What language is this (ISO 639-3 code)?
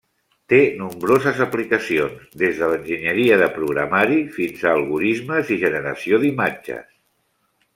cat